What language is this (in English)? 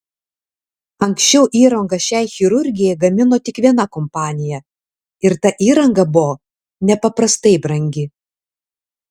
Lithuanian